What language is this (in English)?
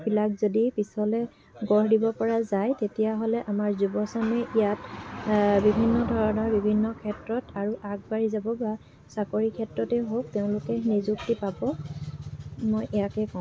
Assamese